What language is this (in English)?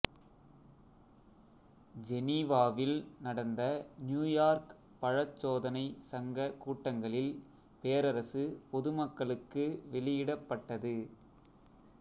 Tamil